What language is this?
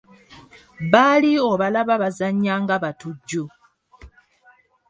Ganda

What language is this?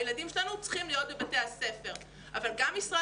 Hebrew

